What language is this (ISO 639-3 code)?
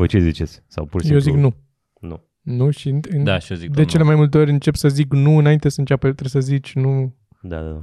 ron